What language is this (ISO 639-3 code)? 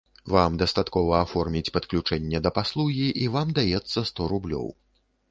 bel